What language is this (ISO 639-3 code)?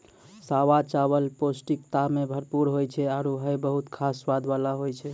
mai